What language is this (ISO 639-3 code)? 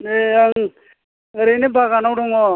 brx